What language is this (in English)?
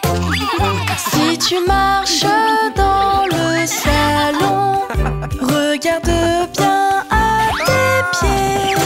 French